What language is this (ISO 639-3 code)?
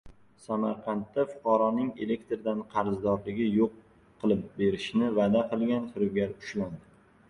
uzb